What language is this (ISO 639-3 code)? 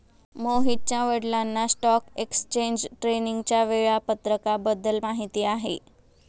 mar